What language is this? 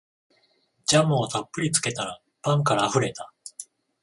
Japanese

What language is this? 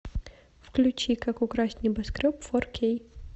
Russian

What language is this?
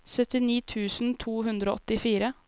Norwegian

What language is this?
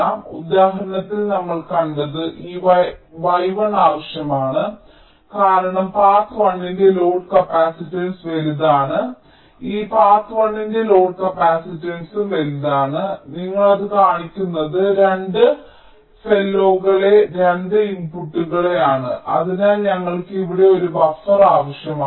Malayalam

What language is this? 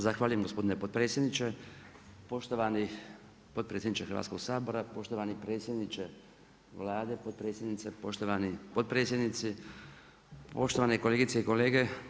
Croatian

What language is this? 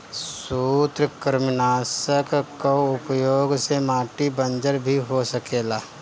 Bhojpuri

